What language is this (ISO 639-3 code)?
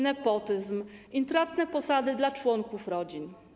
pol